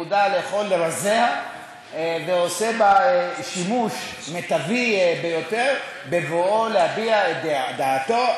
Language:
Hebrew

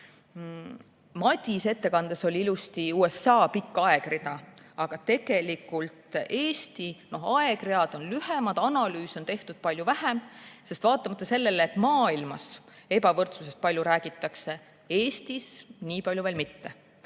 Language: Estonian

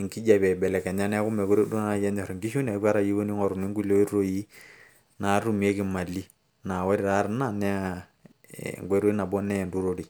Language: Masai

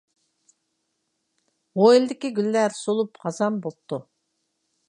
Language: Uyghur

